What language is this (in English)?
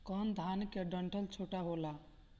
Bhojpuri